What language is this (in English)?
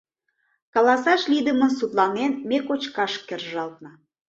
Mari